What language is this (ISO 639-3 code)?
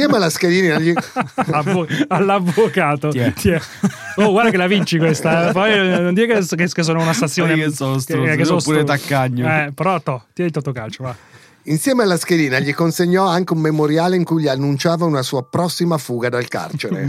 ita